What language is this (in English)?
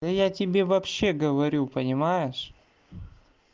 Russian